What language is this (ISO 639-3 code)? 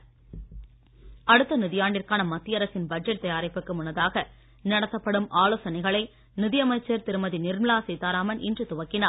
tam